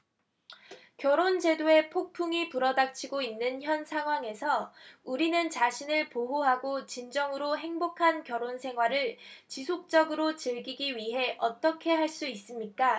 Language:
Korean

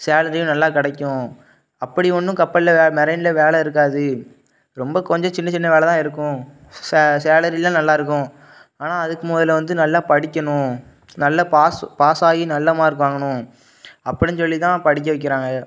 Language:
Tamil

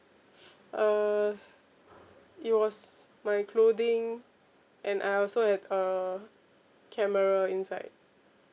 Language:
English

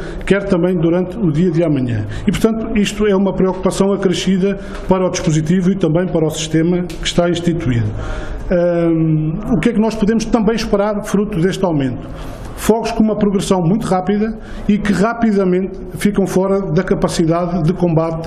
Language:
Portuguese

